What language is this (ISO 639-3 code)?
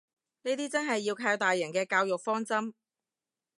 yue